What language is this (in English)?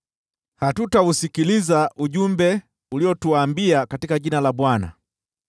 Swahili